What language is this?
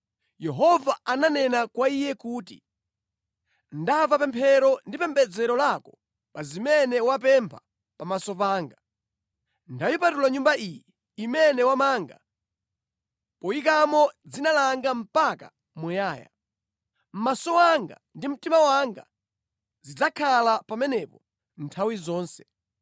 Nyanja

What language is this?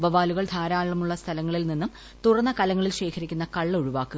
Malayalam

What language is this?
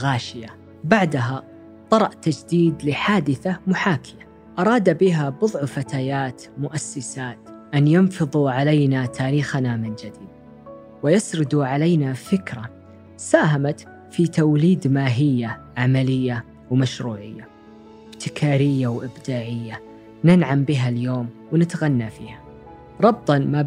Arabic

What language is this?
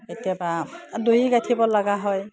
Assamese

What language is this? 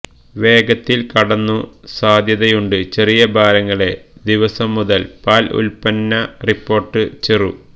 Malayalam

